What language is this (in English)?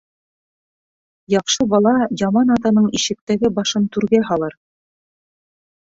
Bashkir